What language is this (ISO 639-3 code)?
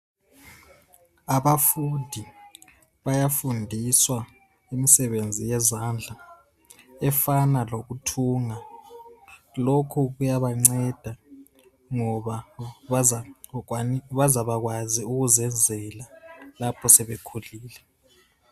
nde